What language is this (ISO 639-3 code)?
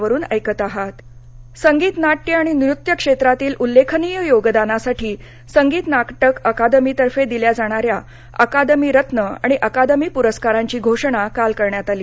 mar